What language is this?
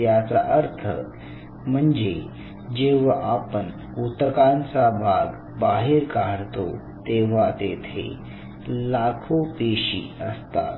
Marathi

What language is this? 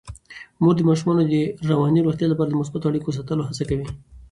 Pashto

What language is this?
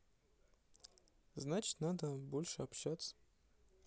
Russian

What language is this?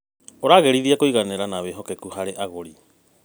Kikuyu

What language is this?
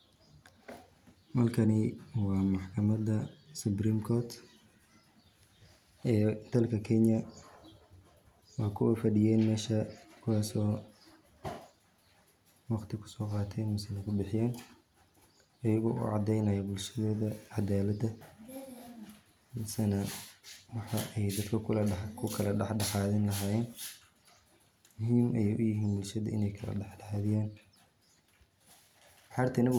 Somali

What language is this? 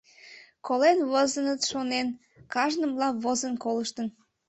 Mari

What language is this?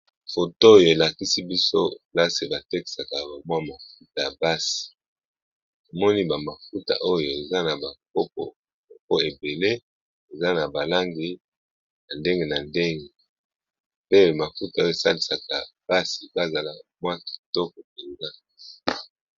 Lingala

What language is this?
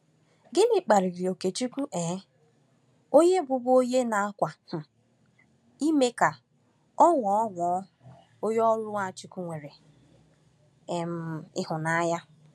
Igbo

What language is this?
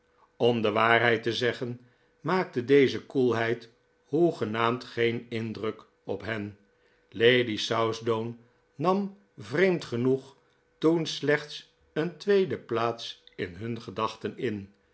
Dutch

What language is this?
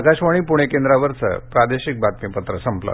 Marathi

